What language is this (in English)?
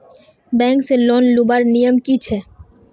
Magahi